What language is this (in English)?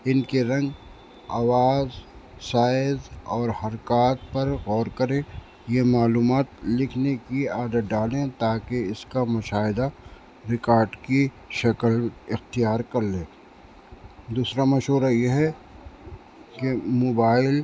Urdu